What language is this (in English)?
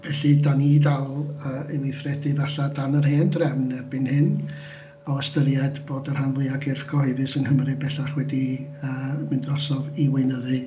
Welsh